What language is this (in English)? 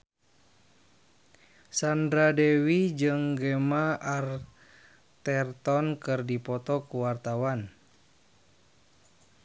Sundanese